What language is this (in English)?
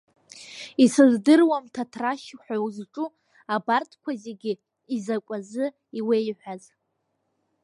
Abkhazian